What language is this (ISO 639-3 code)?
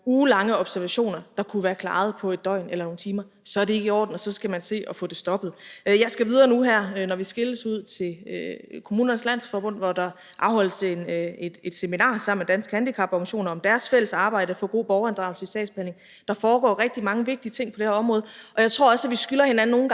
dan